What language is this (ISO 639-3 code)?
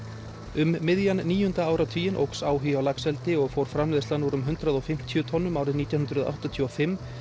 isl